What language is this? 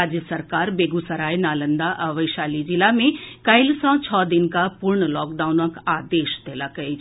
Maithili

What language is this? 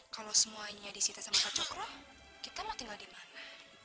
Indonesian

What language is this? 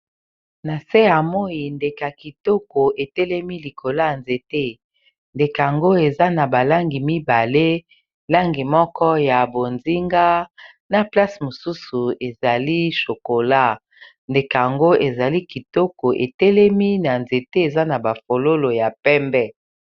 Lingala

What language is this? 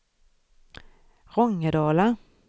Swedish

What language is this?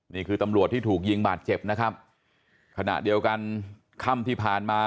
Thai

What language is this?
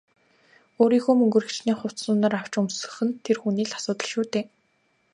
Mongolian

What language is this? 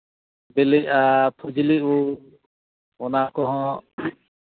Santali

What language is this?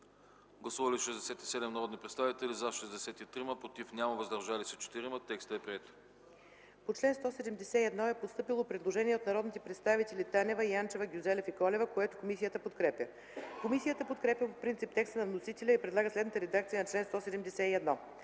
Bulgarian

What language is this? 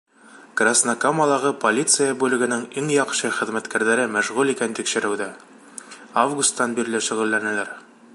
Bashkir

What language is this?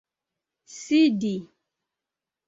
Esperanto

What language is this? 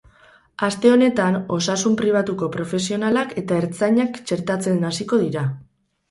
Basque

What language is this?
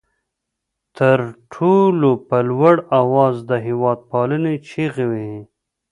Pashto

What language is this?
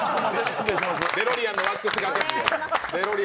Japanese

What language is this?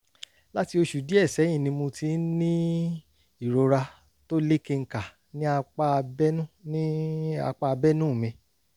Yoruba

